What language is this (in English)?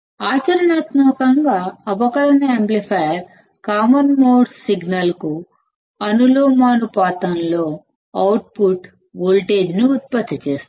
Telugu